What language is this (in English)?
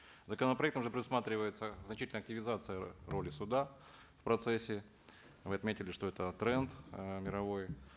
Kazakh